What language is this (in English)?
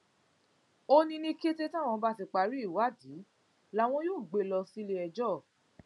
Yoruba